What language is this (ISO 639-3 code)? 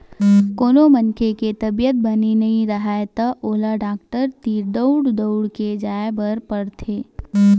hne